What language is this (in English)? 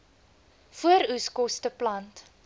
Afrikaans